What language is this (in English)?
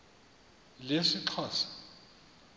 Xhosa